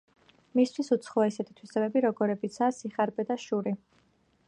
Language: Georgian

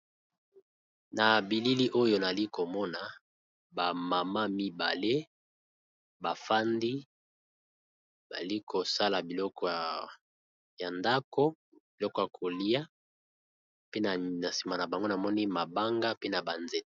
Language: Lingala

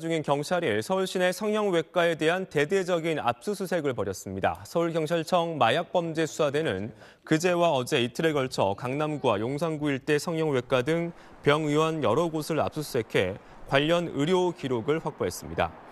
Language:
Korean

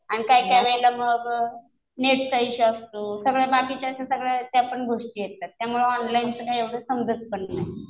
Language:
Marathi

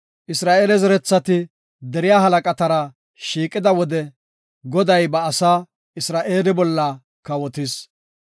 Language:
Gofa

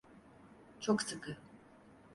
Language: Turkish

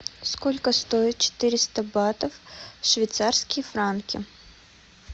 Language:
Russian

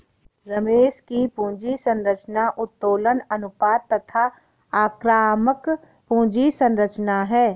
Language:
Hindi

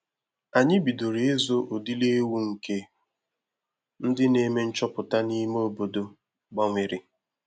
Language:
Igbo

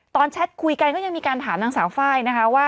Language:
Thai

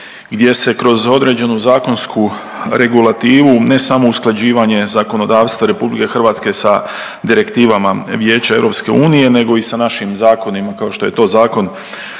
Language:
Croatian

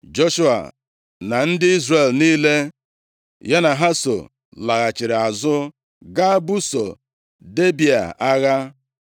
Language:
Igbo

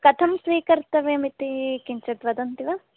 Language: Sanskrit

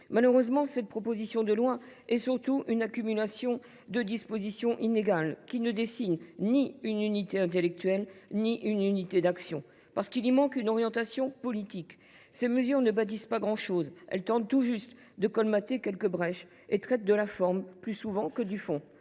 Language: French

